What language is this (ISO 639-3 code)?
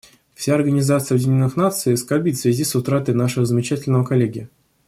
rus